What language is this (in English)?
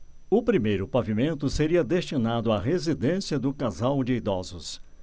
Portuguese